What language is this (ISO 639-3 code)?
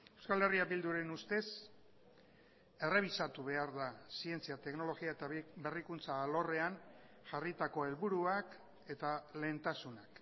eus